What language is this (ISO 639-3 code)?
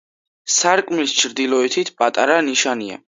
kat